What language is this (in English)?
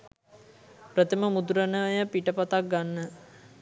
Sinhala